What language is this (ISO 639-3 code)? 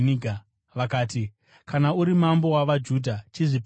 sna